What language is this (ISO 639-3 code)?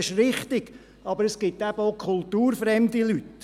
gsw